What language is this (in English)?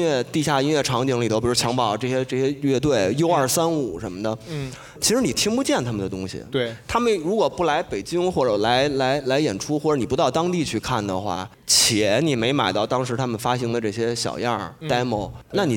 Chinese